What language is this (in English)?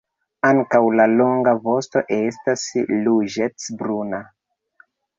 Esperanto